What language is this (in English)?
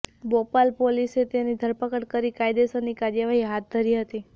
Gujarati